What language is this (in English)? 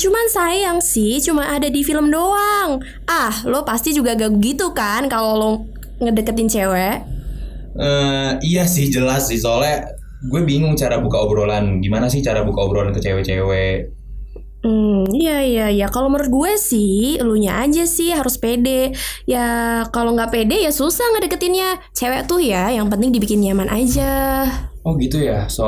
Indonesian